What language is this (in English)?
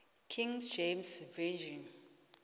South Ndebele